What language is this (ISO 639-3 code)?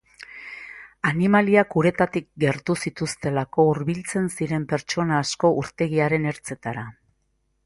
eus